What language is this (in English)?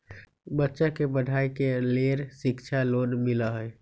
Magahi